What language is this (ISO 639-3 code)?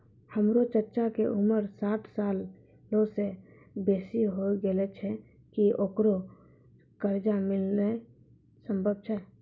mai